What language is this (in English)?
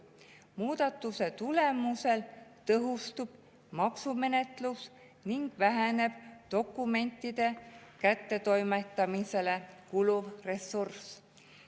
Estonian